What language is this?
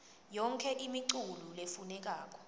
Swati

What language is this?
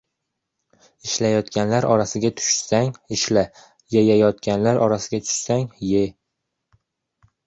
Uzbek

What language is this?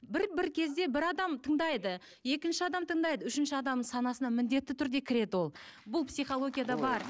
Kazakh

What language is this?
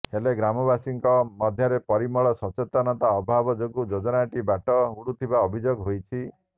Odia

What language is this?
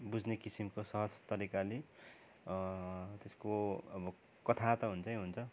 Nepali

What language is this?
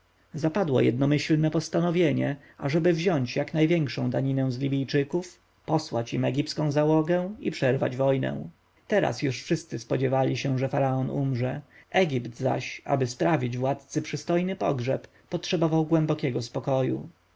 Polish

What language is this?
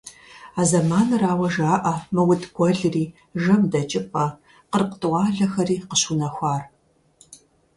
Kabardian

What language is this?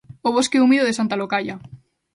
Galician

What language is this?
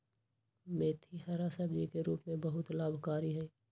Magahi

